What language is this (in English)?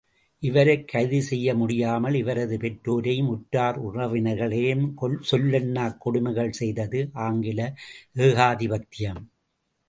Tamil